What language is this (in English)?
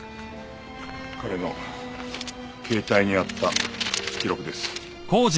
Japanese